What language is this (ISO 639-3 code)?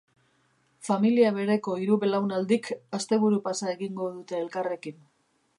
eus